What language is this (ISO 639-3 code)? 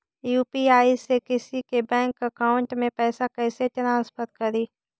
mag